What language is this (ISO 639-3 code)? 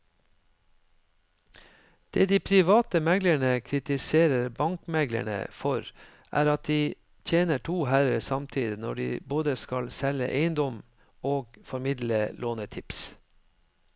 nor